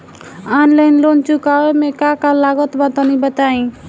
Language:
Bhojpuri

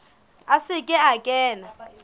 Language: Southern Sotho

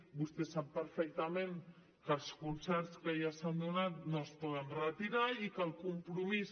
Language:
Catalan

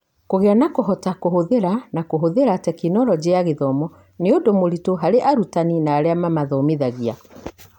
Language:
Kikuyu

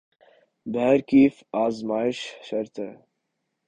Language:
Urdu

